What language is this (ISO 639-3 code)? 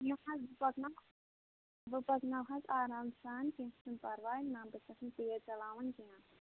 kas